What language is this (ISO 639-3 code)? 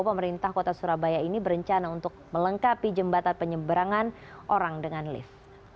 ind